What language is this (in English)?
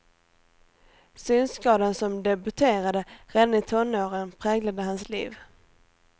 Swedish